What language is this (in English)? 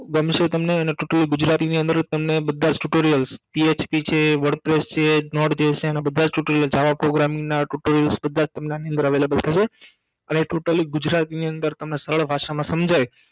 Gujarati